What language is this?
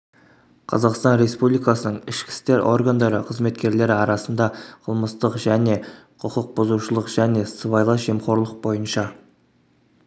Kazakh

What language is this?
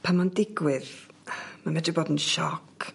Welsh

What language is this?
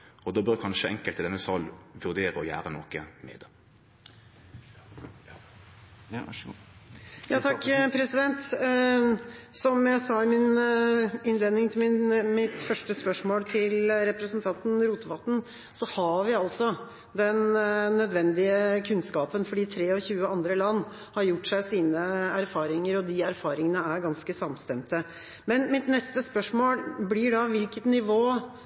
Norwegian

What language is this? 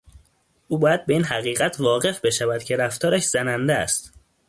Persian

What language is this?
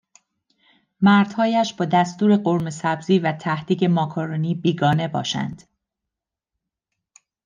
Persian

